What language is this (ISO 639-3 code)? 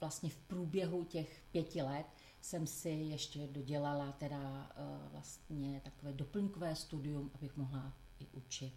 ces